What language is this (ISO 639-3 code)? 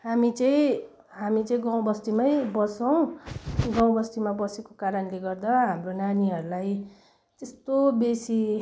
nep